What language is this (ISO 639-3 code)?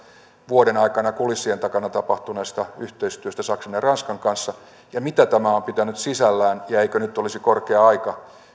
fin